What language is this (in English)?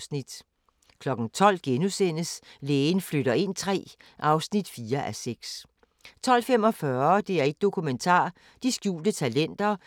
Danish